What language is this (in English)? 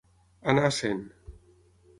Catalan